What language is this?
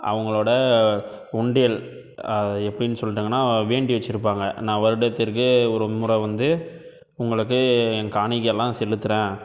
Tamil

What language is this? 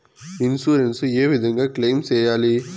Telugu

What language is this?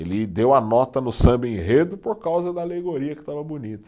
Portuguese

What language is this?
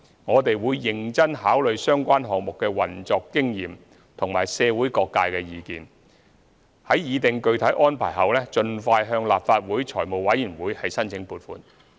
Cantonese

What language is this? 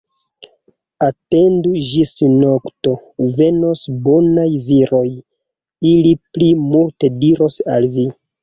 Esperanto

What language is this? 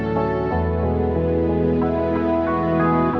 Indonesian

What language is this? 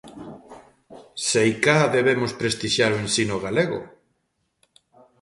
Galician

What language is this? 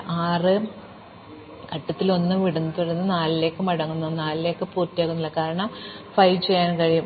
Malayalam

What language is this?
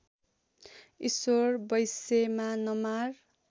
Nepali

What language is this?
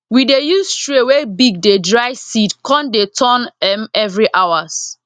Nigerian Pidgin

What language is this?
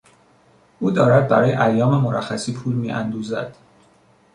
Persian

